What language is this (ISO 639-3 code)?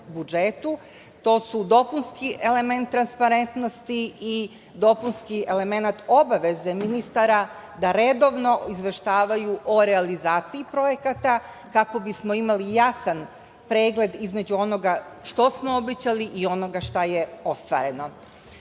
srp